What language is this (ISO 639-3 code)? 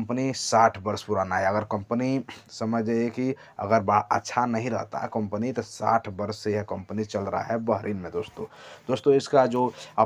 hin